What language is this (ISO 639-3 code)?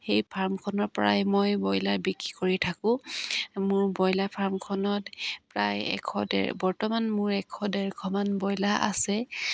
asm